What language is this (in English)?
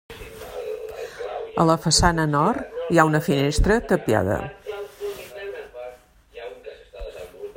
Catalan